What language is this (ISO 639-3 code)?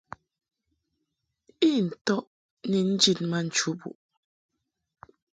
mhk